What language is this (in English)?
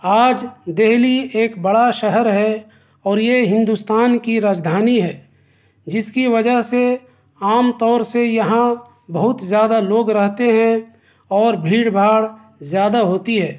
Urdu